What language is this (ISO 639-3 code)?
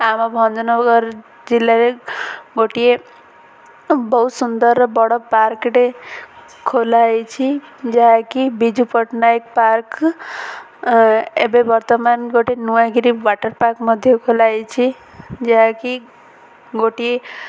ori